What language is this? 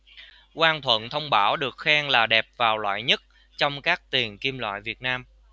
Vietnamese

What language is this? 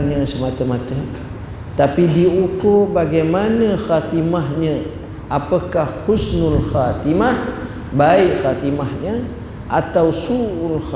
Malay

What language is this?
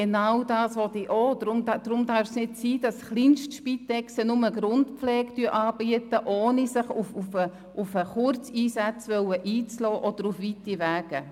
Swiss German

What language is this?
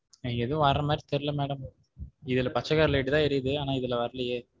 Tamil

